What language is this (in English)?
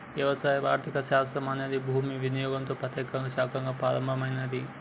Telugu